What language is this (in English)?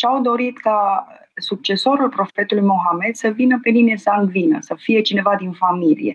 Romanian